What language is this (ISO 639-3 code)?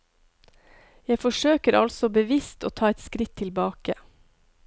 nor